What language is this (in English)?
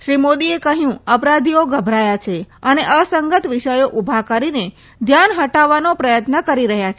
Gujarati